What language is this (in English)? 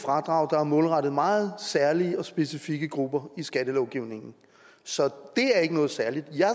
Danish